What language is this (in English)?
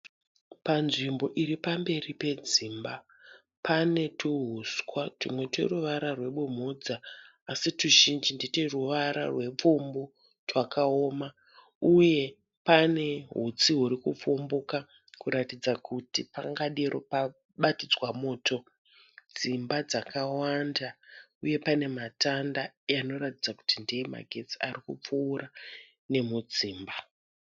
Shona